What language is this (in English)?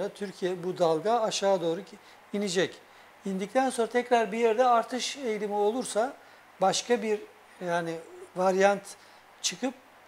Turkish